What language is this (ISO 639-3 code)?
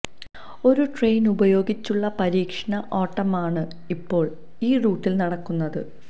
mal